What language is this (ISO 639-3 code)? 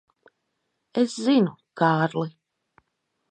lav